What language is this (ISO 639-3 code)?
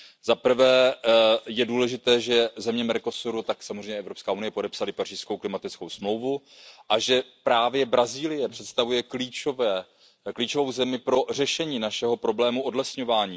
ces